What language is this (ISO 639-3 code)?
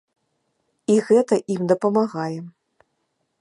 bel